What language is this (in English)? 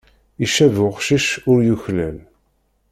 Kabyle